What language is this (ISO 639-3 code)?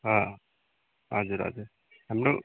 nep